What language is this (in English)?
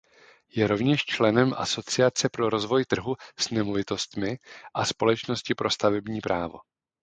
Czech